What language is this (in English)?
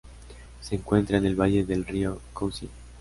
Spanish